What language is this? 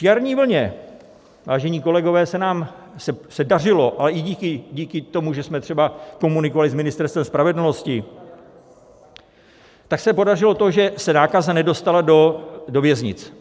Czech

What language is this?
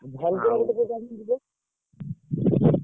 Odia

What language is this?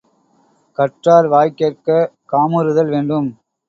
Tamil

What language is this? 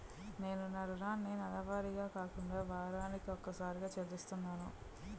Telugu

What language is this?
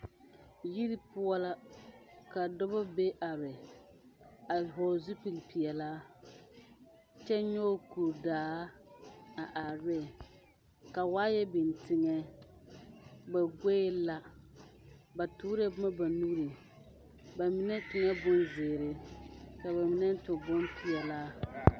Southern Dagaare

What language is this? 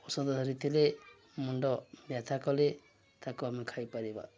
Odia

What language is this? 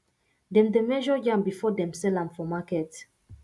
Nigerian Pidgin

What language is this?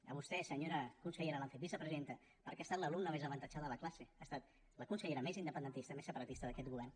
Catalan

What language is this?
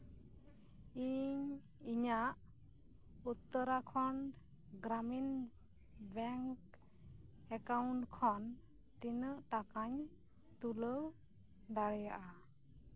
Santali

